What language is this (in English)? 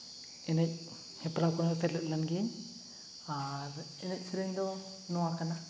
Santali